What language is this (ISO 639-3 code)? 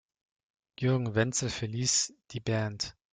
deu